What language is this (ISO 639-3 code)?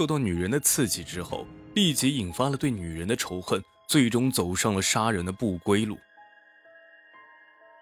zho